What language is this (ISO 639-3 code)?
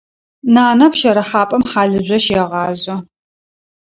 ady